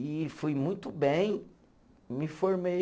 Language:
Portuguese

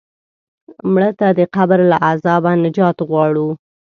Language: Pashto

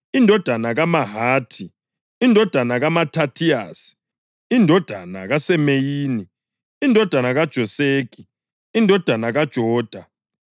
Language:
North Ndebele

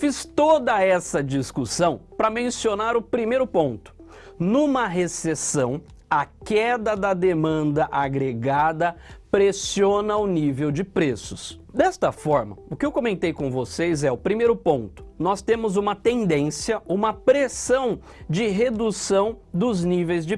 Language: Portuguese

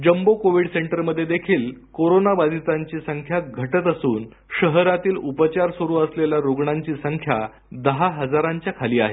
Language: Marathi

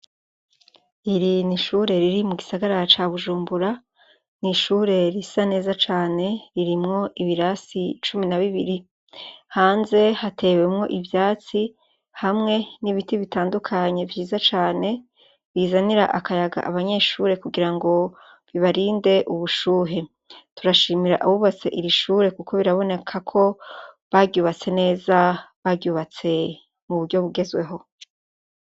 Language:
Rundi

